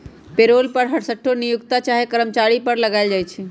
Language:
Magahi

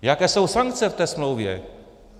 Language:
Czech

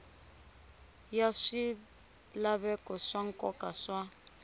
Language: Tsonga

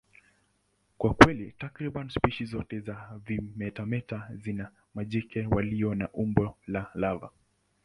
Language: Swahili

